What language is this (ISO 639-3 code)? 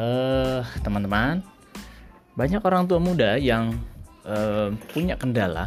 ind